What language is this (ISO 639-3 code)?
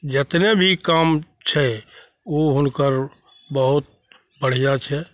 mai